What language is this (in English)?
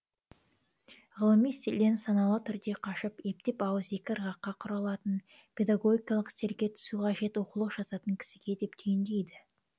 Kazakh